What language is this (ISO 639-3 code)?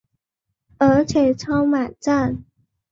zho